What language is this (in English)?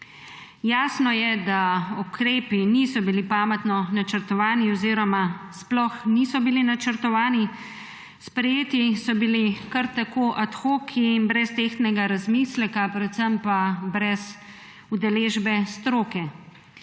Slovenian